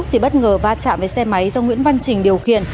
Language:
Vietnamese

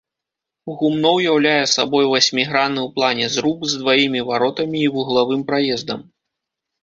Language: Belarusian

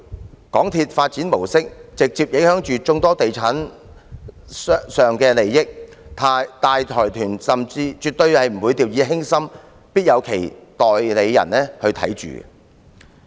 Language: Cantonese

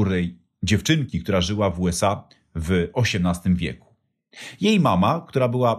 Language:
Polish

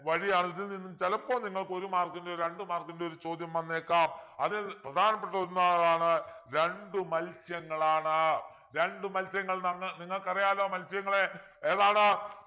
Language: Malayalam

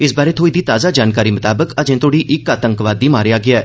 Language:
Dogri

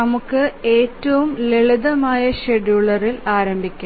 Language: Malayalam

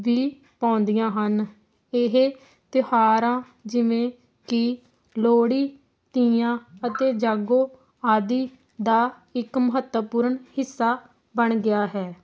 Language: Punjabi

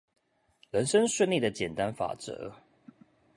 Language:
Chinese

